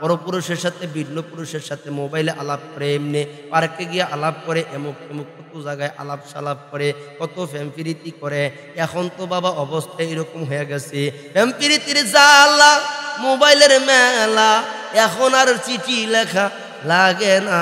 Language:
Indonesian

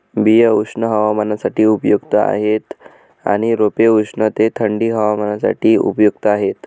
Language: Marathi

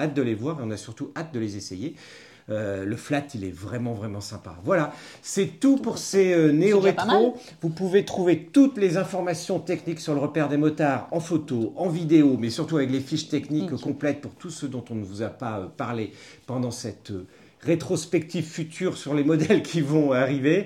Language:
French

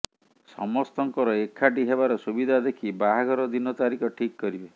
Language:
Odia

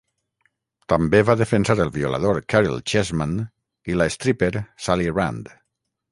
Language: Catalan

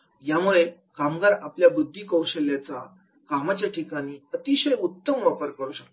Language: Marathi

